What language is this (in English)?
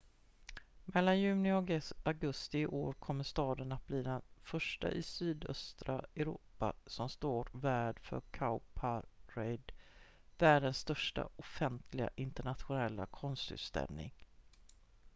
Swedish